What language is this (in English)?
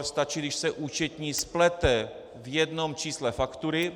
Czech